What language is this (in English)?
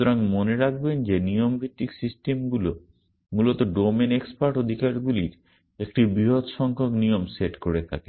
Bangla